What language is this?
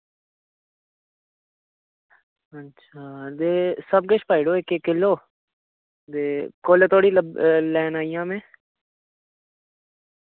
Dogri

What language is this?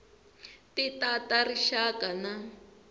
Tsonga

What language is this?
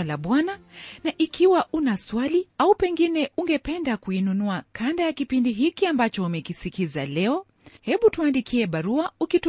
Swahili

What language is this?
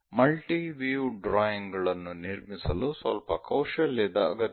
Kannada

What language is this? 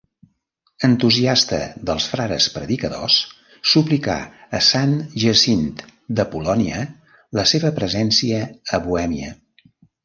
Catalan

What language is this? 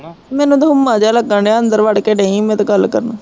Punjabi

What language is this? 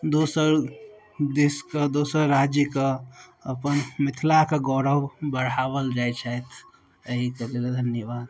Maithili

